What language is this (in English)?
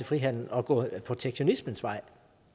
Danish